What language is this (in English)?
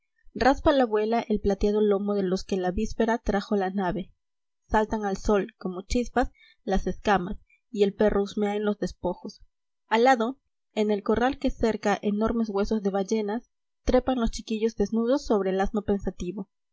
Spanish